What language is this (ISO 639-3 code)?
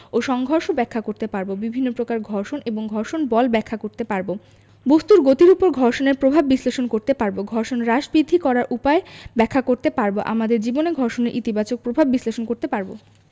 ben